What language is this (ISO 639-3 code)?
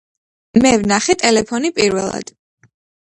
kat